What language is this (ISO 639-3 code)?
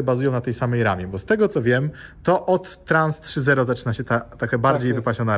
pol